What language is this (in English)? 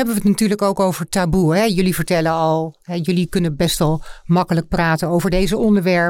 Dutch